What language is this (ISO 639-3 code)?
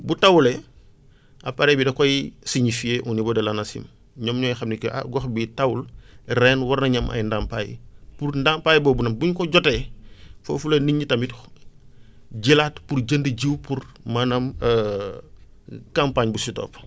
wol